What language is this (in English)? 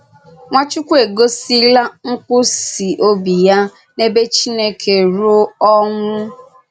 Igbo